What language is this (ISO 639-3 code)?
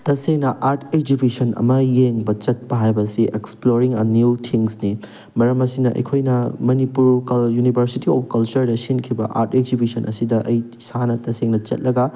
mni